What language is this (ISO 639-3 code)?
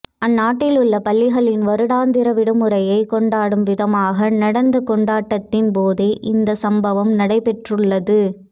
tam